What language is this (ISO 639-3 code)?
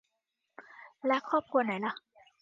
tha